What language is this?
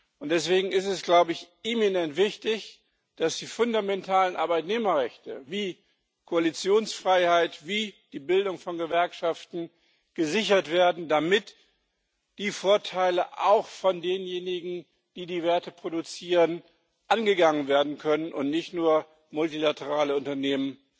German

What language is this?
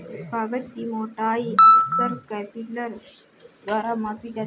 Hindi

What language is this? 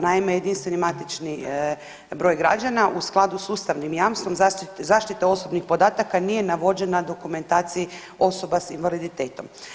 Croatian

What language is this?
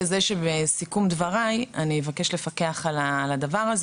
Hebrew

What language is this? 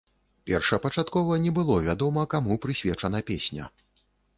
Belarusian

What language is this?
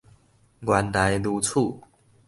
Min Nan Chinese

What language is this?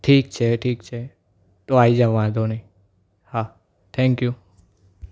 Gujarati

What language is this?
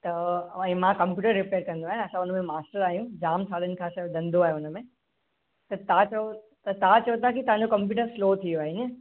Sindhi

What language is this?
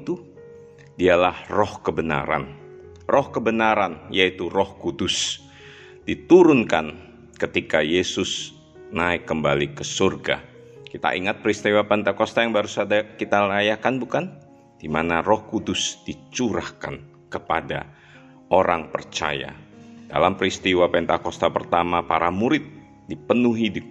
Indonesian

